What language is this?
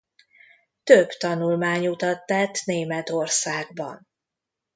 Hungarian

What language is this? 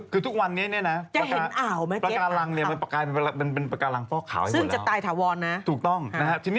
Thai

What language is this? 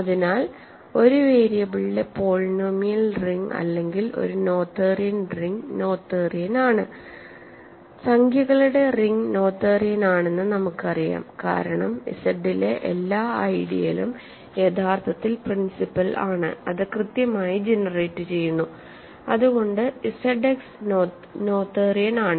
Malayalam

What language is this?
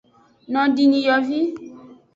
Aja (Benin)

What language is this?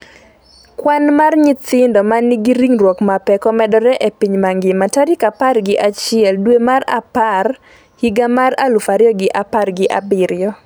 Luo (Kenya and Tanzania)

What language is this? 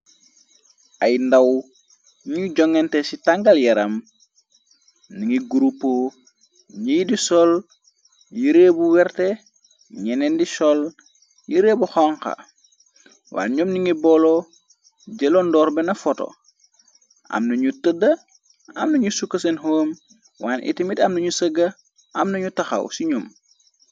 Wolof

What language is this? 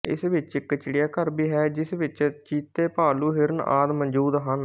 Punjabi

